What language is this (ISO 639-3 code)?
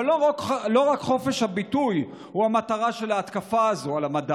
heb